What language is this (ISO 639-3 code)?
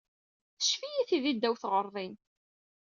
kab